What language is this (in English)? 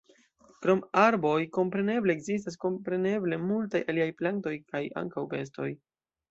Esperanto